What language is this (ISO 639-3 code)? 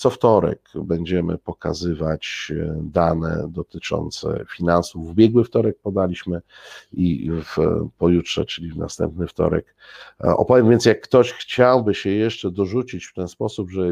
pol